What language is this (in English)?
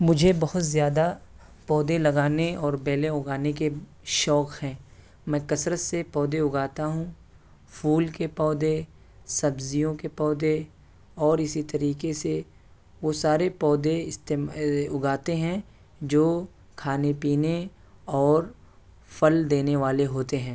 Urdu